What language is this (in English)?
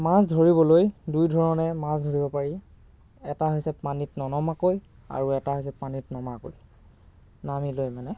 Assamese